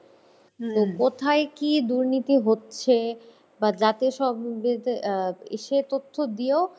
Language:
Bangla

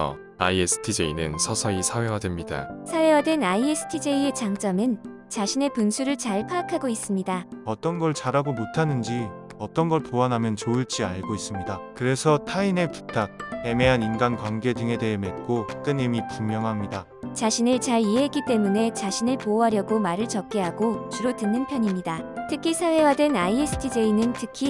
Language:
Korean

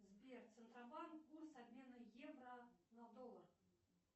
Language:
Russian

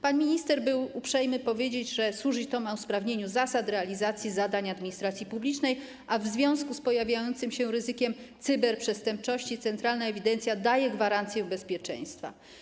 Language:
Polish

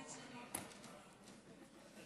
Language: Hebrew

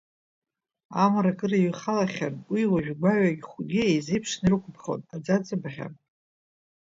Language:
Abkhazian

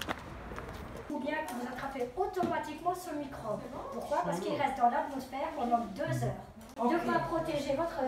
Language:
French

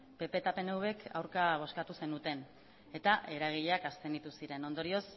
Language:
Basque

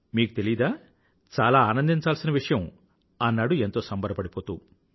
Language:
Telugu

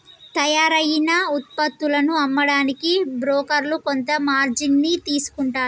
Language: Telugu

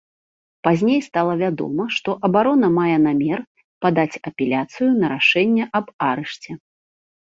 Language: Belarusian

